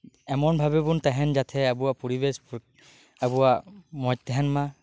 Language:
Santali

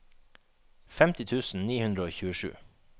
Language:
Norwegian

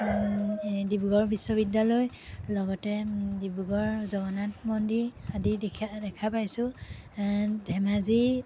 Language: Assamese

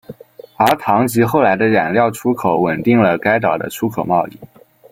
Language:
Chinese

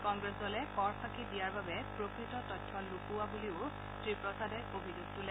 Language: Assamese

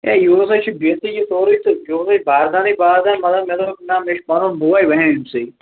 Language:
Kashmiri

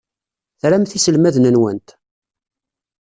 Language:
Kabyle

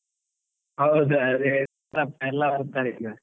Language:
Kannada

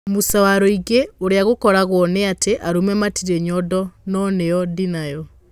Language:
Kikuyu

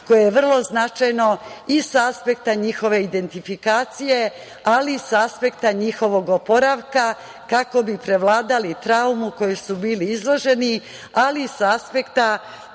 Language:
Serbian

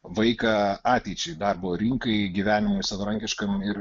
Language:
Lithuanian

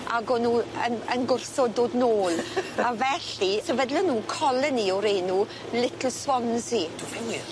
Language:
Welsh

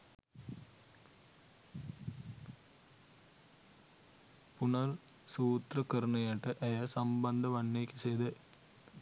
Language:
Sinhala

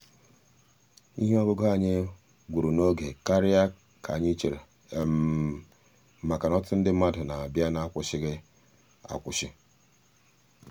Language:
Igbo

